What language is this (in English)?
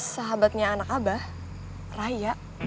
Indonesian